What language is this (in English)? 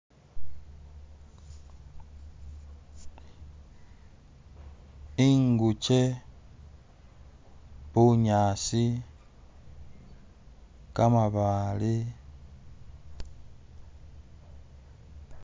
Masaaba